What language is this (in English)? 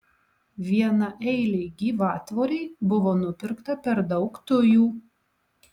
Lithuanian